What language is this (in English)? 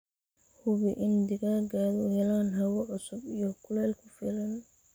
Somali